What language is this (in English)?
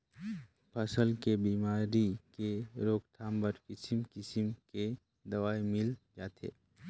Chhattisgarhi